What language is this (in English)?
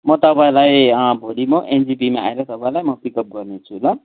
Nepali